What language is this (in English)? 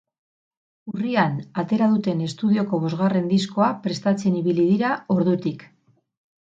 Basque